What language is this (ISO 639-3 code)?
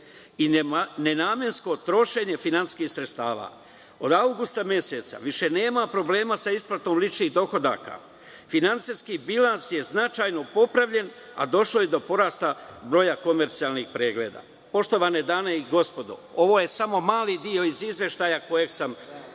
srp